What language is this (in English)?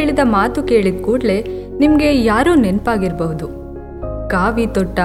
Kannada